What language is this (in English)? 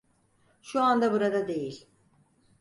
Turkish